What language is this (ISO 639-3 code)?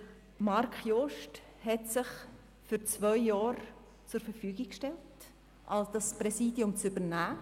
gsw